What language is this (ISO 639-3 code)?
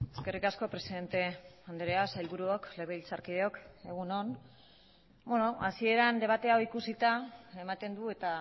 eus